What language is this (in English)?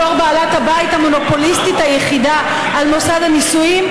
Hebrew